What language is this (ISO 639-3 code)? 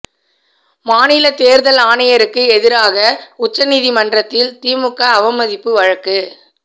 tam